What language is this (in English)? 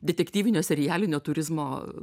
Lithuanian